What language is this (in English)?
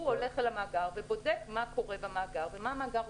Hebrew